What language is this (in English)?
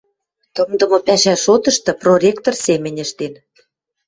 Western Mari